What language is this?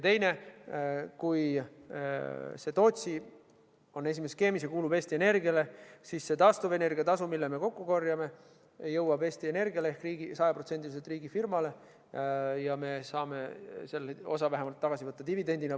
Estonian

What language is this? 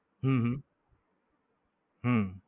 Gujarati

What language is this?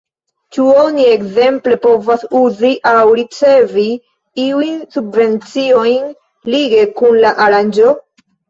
Esperanto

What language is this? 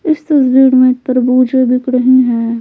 Hindi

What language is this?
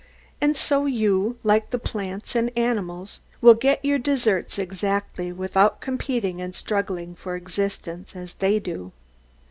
English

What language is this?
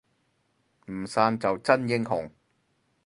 Cantonese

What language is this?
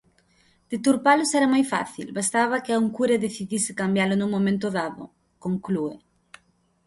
Galician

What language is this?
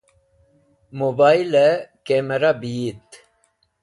Wakhi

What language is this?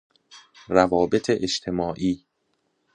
Persian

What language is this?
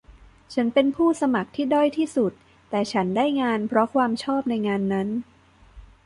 Thai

